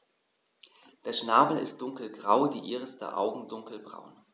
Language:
German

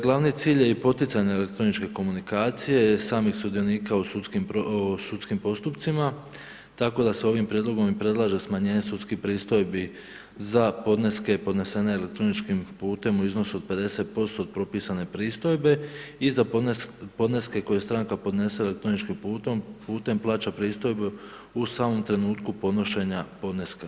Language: Croatian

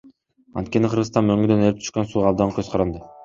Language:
Kyrgyz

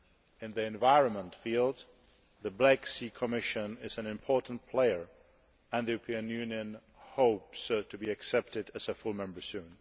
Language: English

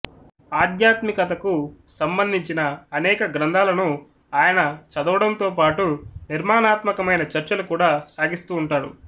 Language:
Telugu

